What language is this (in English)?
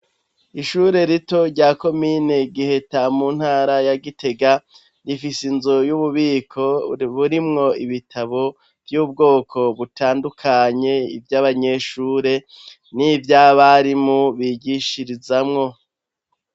Rundi